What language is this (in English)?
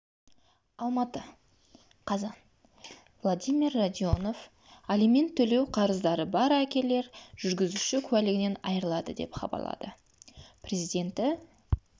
Kazakh